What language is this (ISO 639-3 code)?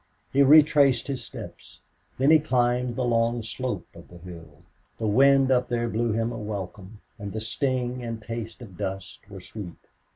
eng